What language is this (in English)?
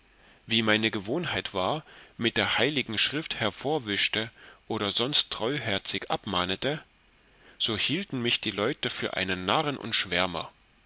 German